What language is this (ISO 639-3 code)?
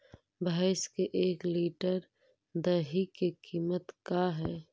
mag